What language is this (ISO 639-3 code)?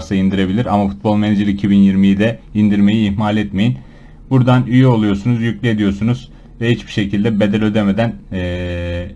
tur